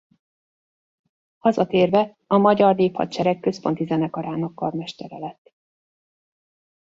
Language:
Hungarian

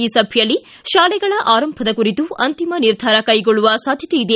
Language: Kannada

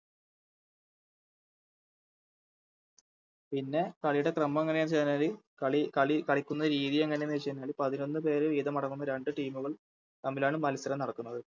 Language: Malayalam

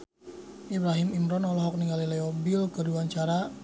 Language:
Sundanese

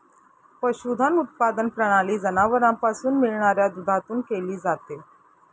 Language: Marathi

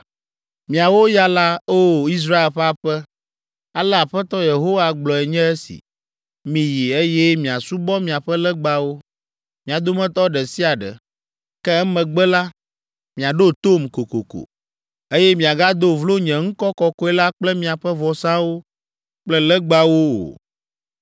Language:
Ewe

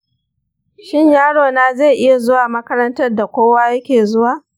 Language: Hausa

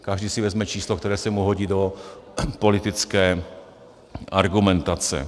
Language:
Czech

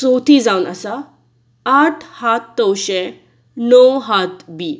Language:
Konkani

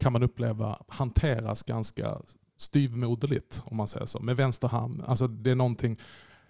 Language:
Swedish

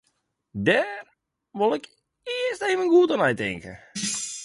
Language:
Western Frisian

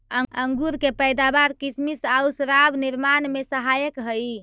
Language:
Magahi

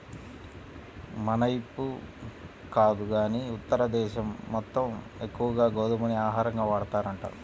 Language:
Telugu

